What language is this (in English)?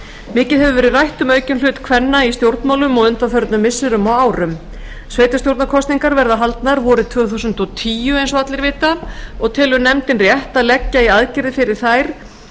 Icelandic